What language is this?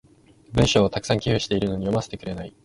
Japanese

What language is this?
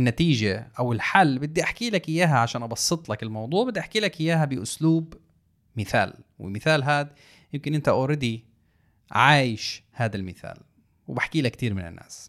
Arabic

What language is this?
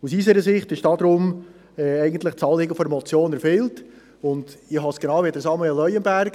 Swiss German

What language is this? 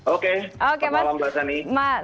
Indonesian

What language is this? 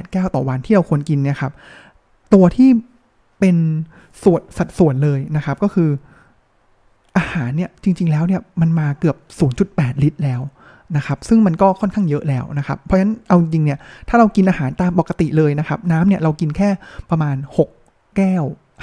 Thai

